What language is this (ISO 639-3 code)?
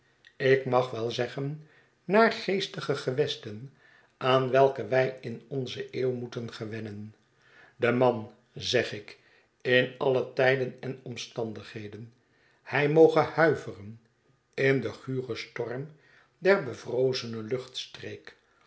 nld